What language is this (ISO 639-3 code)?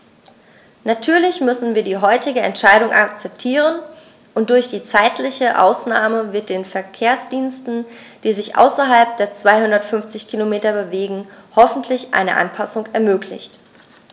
deu